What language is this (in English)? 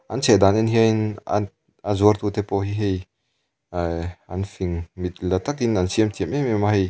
Mizo